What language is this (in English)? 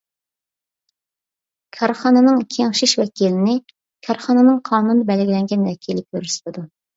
Uyghur